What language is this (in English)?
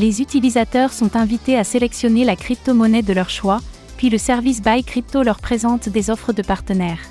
French